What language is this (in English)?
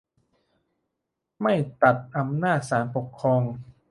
Thai